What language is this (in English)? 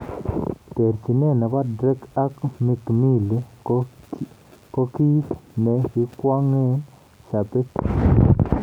Kalenjin